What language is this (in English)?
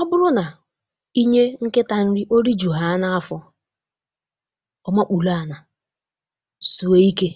Igbo